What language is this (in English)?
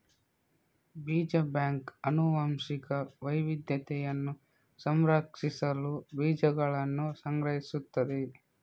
Kannada